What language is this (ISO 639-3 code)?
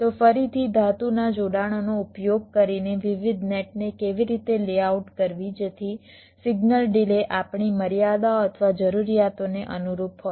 guj